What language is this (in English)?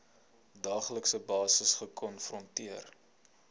Afrikaans